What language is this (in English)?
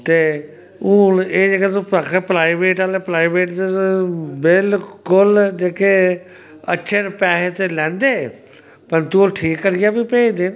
Dogri